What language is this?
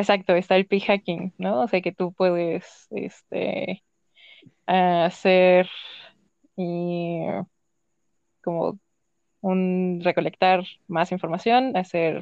Spanish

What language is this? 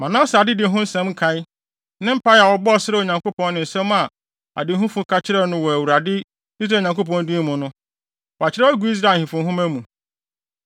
Akan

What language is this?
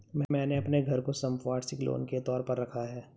Hindi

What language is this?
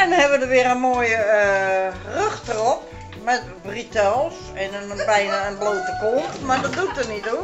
Dutch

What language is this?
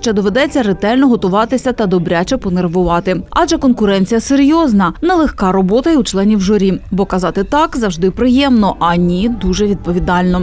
Ukrainian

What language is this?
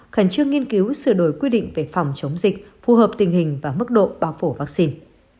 Vietnamese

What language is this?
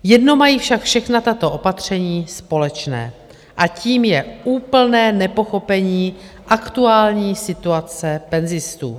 Czech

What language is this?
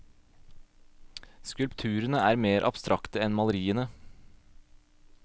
Norwegian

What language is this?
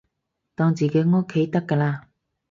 Cantonese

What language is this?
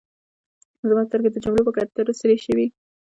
Pashto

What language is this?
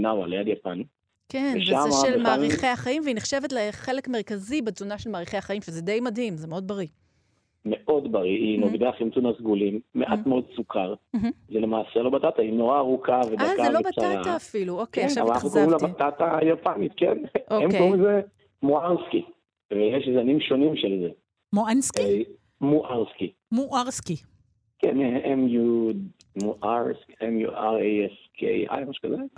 Hebrew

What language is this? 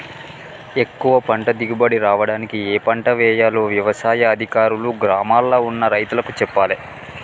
Telugu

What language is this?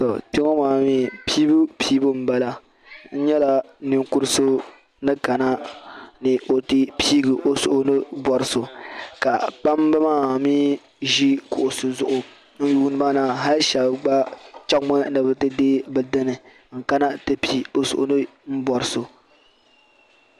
Dagbani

